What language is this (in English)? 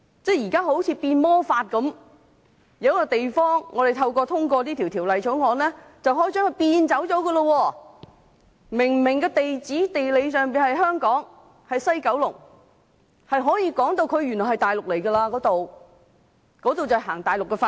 Cantonese